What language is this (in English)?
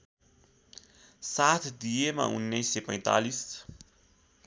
Nepali